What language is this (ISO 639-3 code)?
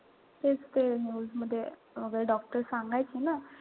mar